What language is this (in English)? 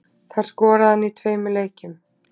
Icelandic